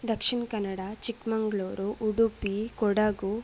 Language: Sanskrit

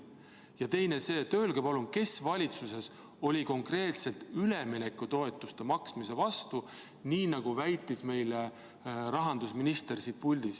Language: Estonian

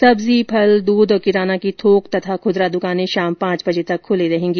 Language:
Hindi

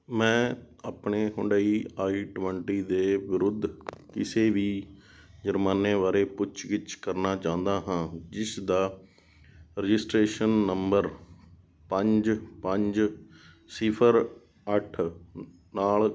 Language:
Punjabi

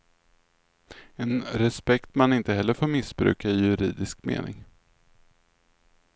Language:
Swedish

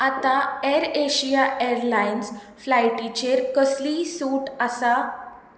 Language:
Konkani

